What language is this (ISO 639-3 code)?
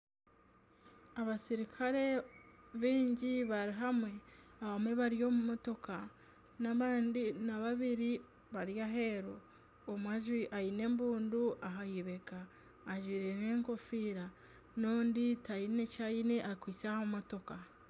nyn